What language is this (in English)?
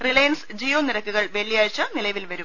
Malayalam